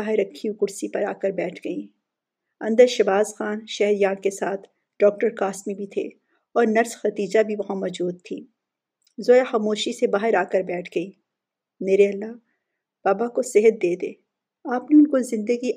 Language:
Urdu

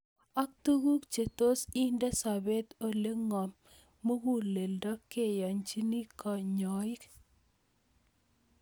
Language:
Kalenjin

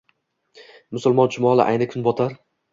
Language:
Uzbek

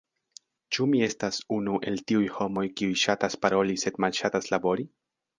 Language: Esperanto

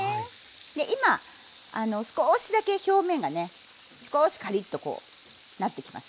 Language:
Japanese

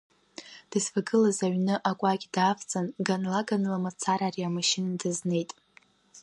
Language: Abkhazian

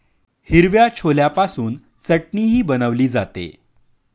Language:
Marathi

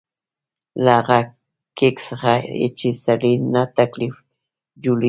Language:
Pashto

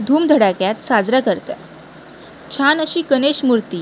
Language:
Marathi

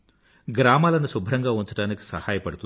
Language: Telugu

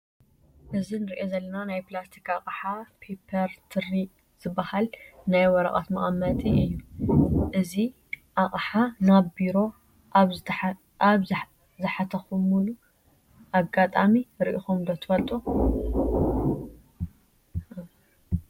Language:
Tigrinya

